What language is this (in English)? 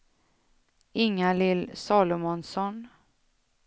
Swedish